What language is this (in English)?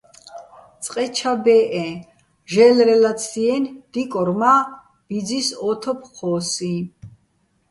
Bats